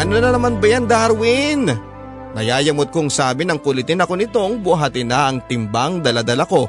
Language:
Filipino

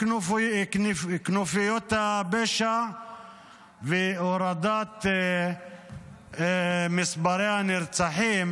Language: Hebrew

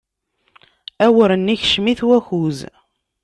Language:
Kabyle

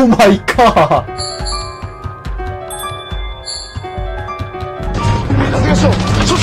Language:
Korean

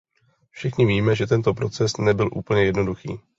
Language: Czech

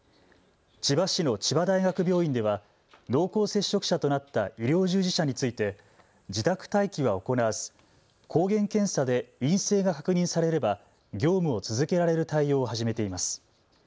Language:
Japanese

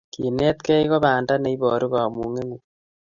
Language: Kalenjin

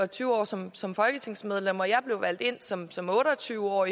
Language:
Danish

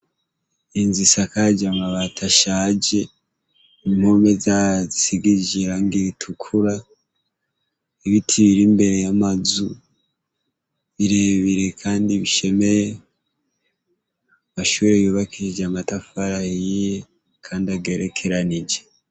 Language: Rundi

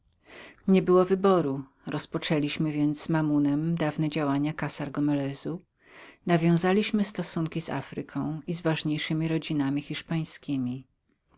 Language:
Polish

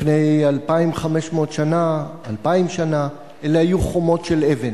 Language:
Hebrew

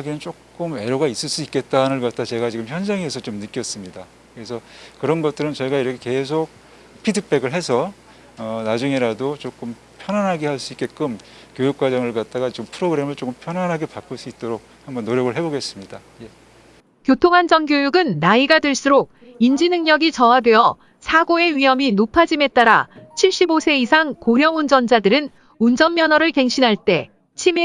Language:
Korean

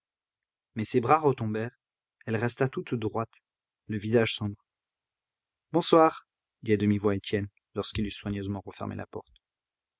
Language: French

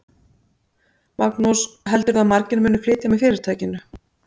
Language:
Icelandic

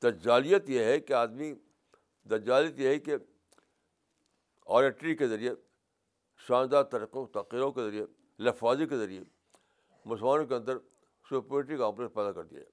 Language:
Urdu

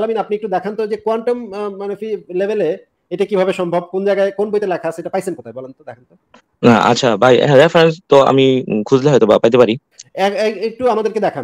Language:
Arabic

